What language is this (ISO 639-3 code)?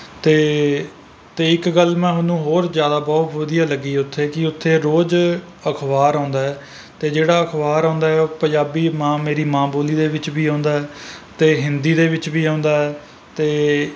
pan